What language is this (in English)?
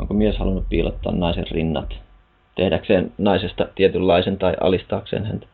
Finnish